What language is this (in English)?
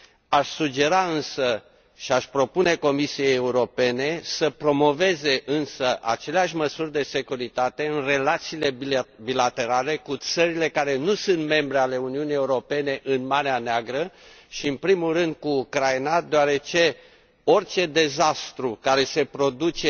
Romanian